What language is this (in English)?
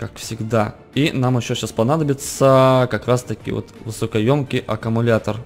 Russian